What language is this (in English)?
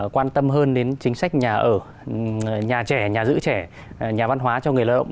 Vietnamese